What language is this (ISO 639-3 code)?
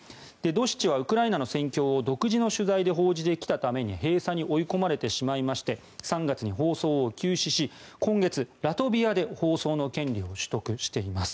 jpn